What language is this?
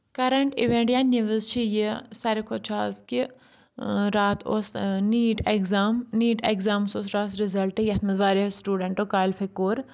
Kashmiri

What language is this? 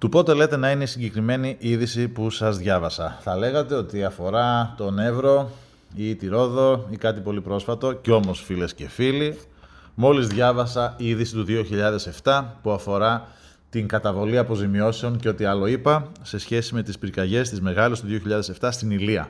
Greek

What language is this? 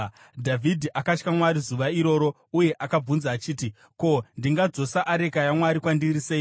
Shona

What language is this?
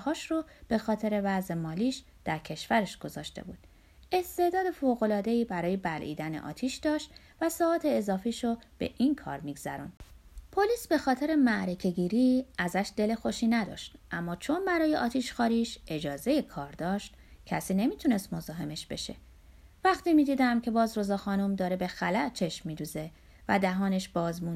Persian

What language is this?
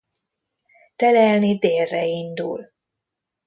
Hungarian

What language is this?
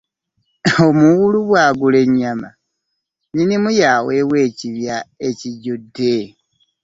Ganda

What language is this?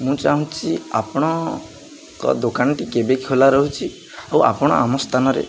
Odia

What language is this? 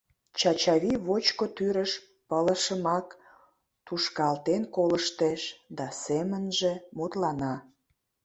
Mari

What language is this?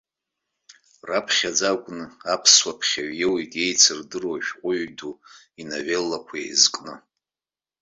Abkhazian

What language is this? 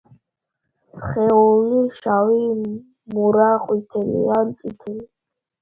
Georgian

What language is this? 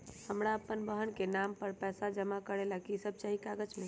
Magahi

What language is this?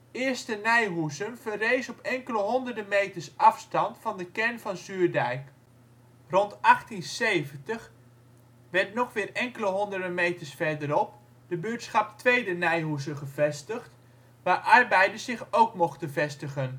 Dutch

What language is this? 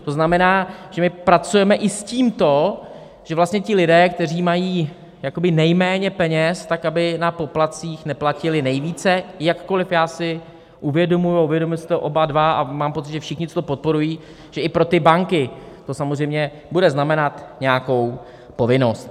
Czech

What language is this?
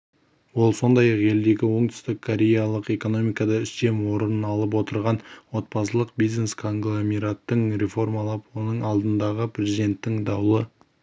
Kazakh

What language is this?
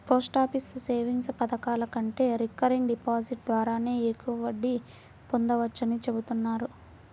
Telugu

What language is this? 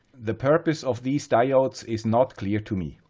English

